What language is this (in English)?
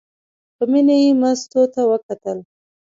Pashto